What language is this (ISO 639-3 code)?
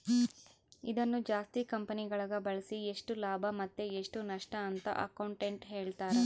kan